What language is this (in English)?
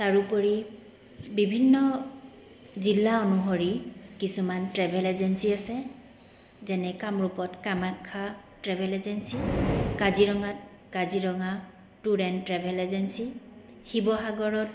Assamese